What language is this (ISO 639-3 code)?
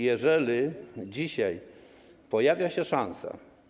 pol